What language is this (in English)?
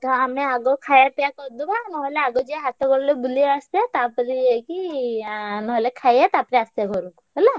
Odia